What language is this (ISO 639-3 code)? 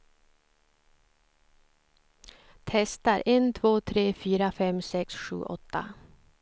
swe